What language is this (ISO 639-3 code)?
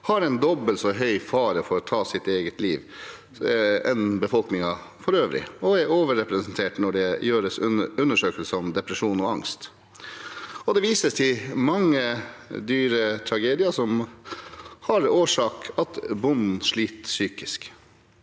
nor